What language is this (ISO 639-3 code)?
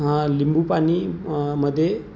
mar